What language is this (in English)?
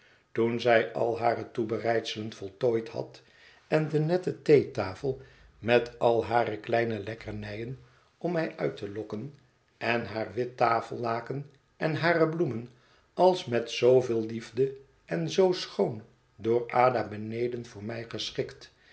Dutch